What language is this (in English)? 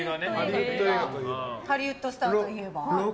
Japanese